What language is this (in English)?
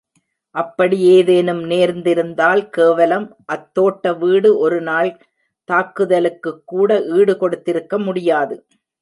Tamil